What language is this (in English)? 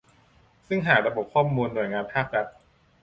Thai